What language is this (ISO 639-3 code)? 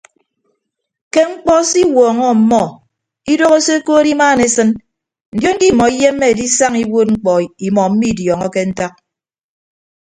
ibb